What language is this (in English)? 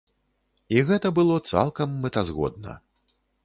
Belarusian